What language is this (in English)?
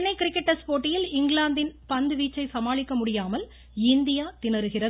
Tamil